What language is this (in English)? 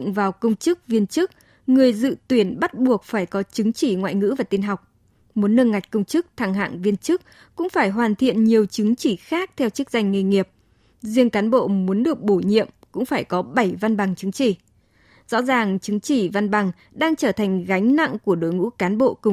Vietnamese